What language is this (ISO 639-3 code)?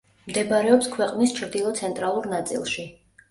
kat